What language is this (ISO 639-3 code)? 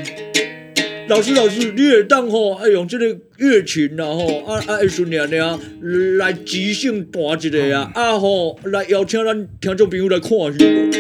zho